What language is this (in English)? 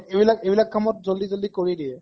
Assamese